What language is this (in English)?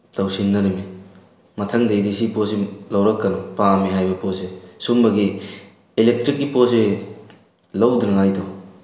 Manipuri